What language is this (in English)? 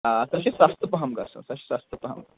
Kashmiri